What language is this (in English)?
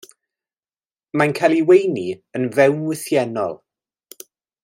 Welsh